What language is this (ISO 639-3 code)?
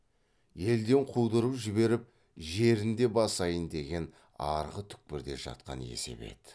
kaz